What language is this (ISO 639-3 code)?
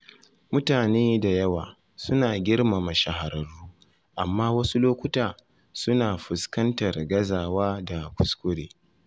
hau